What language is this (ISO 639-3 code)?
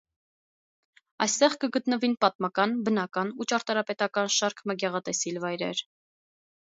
hye